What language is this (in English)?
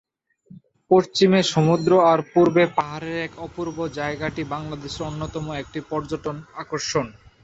Bangla